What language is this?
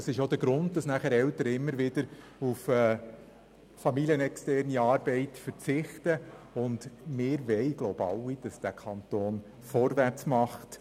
Swiss German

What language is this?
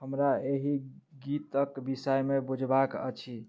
Maithili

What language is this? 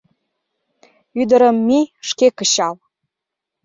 Mari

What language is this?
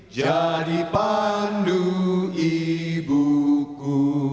Indonesian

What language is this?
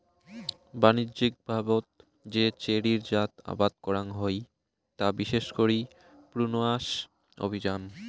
Bangla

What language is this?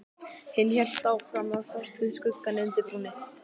Icelandic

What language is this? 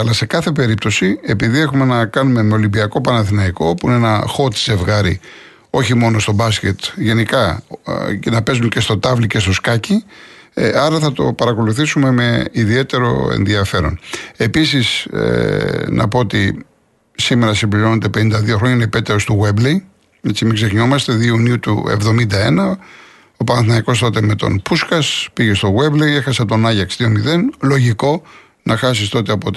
Greek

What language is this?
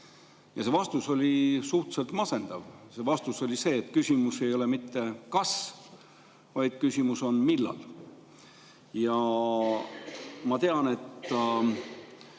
Estonian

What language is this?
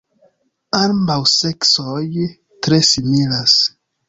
Esperanto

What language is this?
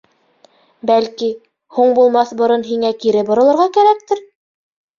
Bashkir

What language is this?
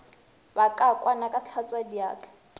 Northern Sotho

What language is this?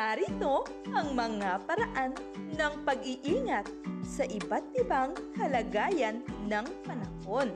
Filipino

